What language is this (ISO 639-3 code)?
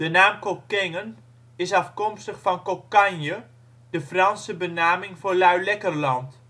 nld